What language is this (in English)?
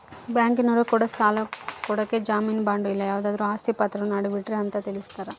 Kannada